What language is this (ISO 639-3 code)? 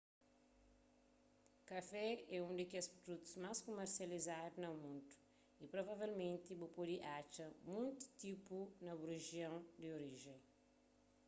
kea